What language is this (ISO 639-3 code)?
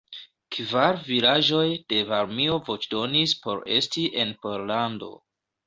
epo